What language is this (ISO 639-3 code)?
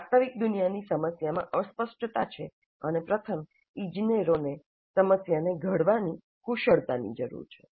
guj